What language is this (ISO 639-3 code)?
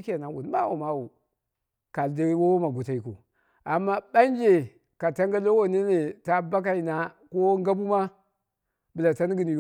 kna